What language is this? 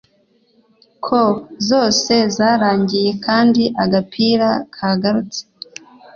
Kinyarwanda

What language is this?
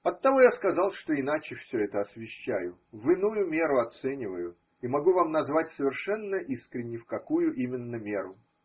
Russian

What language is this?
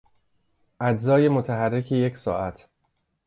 Persian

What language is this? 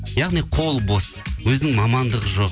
Kazakh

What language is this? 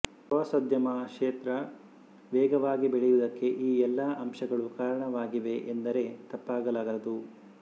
Kannada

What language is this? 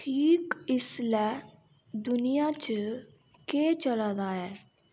Dogri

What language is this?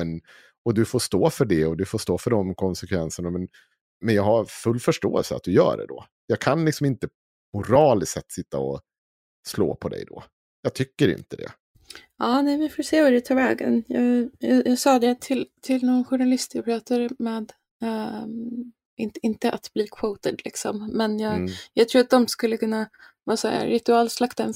Swedish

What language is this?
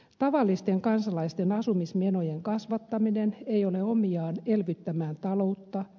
Finnish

